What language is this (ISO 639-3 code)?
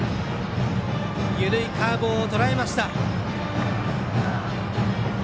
jpn